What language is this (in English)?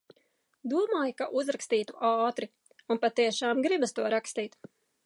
Latvian